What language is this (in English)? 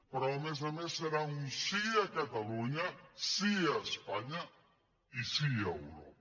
Catalan